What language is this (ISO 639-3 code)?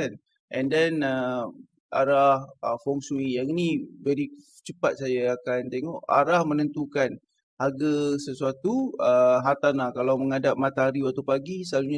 msa